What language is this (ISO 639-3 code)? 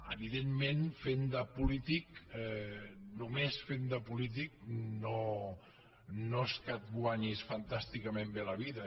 cat